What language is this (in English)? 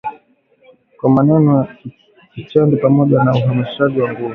Swahili